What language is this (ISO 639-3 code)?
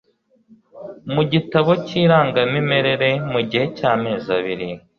kin